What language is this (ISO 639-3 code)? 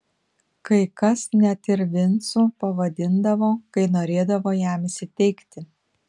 lit